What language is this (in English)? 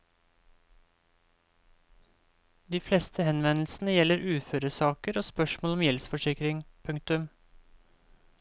Norwegian